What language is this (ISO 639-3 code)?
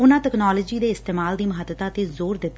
pan